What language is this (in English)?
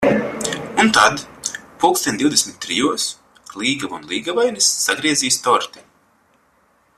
Latvian